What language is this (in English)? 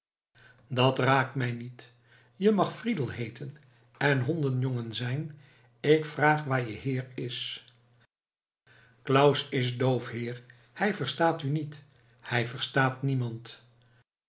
Dutch